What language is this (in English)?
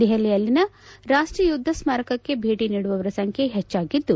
Kannada